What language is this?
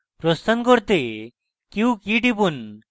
Bangla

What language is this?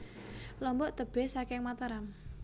Javanese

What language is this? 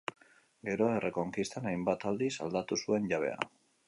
Basque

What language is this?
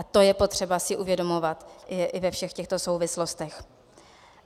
Czech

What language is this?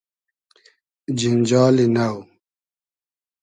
Hazaragi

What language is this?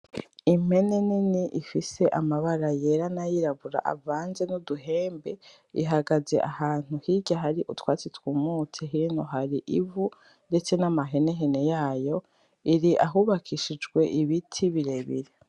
Rundi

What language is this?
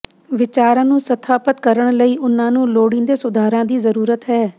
Punjabi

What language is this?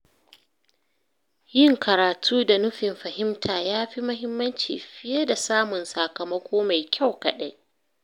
Hausa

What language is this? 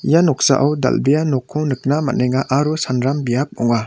Garo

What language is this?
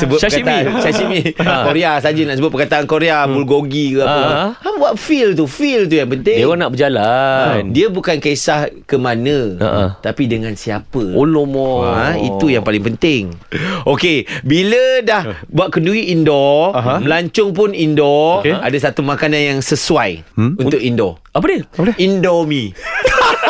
Malay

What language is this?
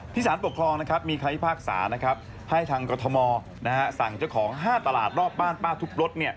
Thai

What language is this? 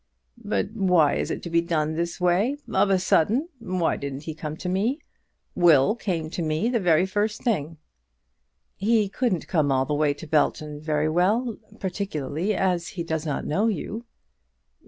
English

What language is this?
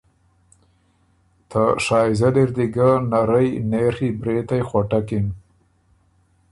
Ormuri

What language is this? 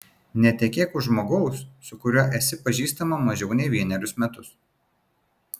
Lithuanian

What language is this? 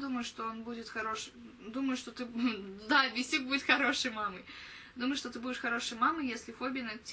Russian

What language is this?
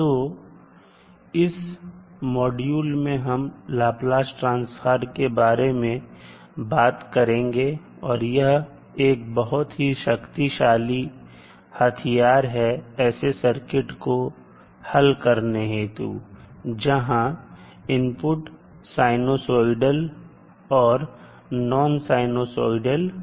Hindi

